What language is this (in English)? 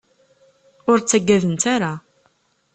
Kabyle